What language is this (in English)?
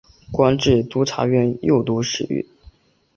Chinese